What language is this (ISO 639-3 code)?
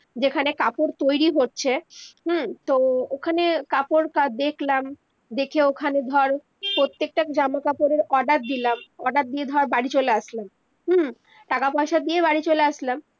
ben